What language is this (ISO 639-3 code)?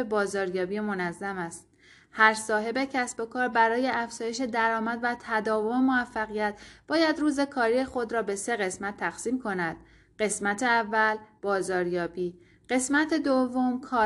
fas